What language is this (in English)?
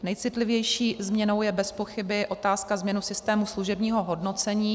Czech